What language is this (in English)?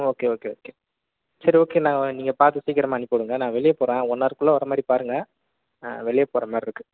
Tamil